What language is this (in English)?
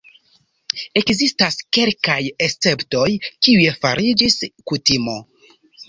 Esperanto